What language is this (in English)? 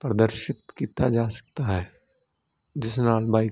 Punjabi